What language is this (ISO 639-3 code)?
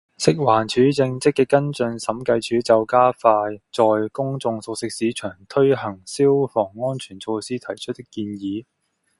yue